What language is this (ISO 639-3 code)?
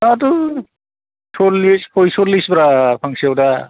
brx